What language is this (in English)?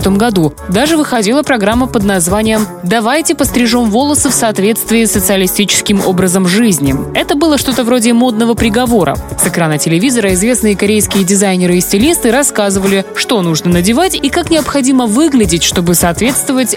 Russian